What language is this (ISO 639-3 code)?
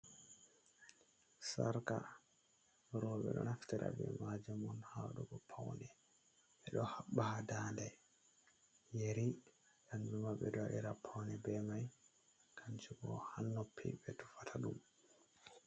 ful